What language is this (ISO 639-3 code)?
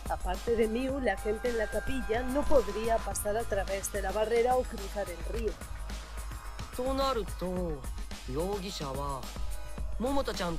spa